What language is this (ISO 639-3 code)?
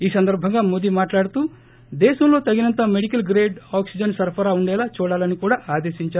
tel